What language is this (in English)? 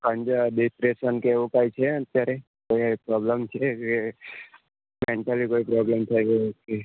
Gujarati